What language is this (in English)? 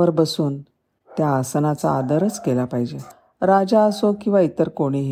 Marathi